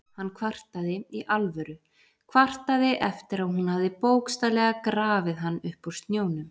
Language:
Icelandic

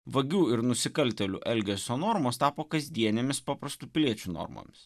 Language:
Lithuanian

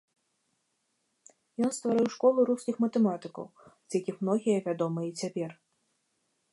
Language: Belarusian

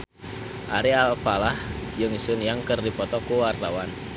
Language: Sundanese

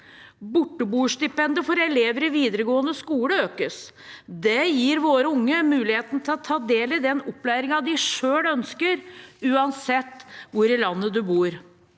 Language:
Norwegian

